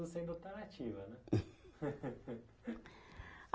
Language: Portuguese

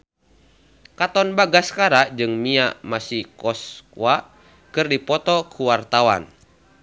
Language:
Sundanese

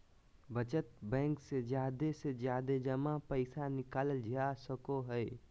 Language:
Magahi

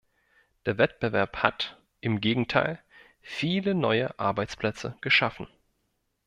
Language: German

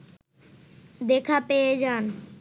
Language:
Bangla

